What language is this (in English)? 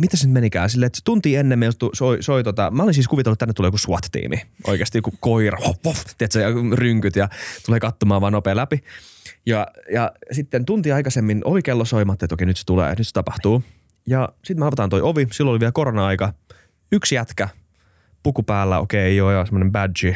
Finnish